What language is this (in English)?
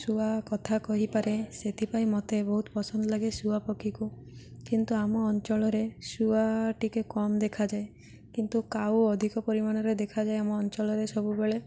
Odia